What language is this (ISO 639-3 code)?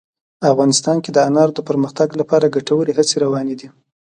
pus